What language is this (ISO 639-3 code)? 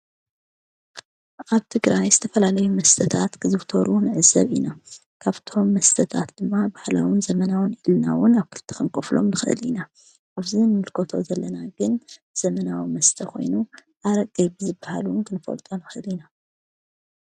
tir